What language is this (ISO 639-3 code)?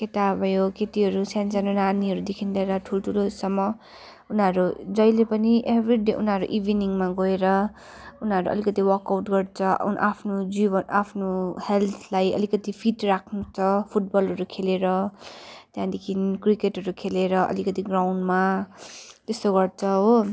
nep